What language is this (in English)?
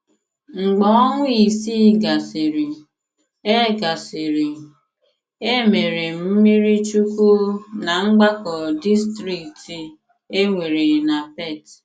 Igbo